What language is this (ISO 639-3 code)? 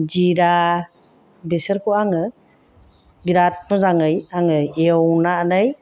brx